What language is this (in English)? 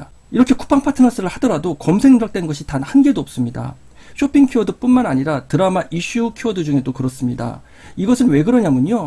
Korean